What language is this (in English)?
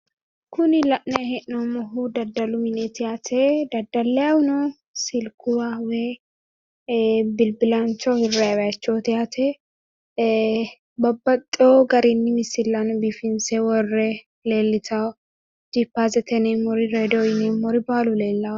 Sidamo